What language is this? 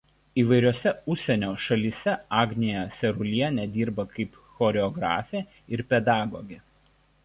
Lithuanian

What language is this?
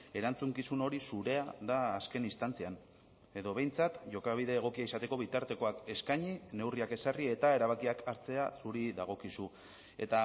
Basque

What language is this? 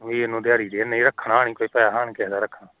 Punjabi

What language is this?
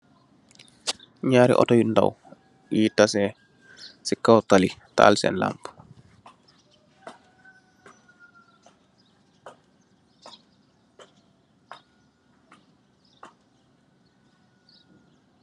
Wolof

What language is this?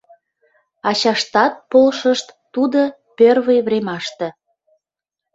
Mari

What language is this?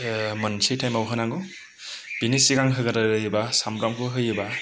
Bodo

